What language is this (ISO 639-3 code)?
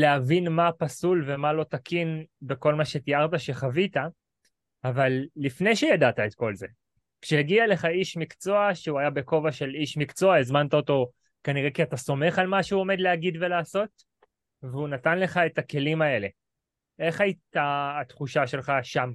heb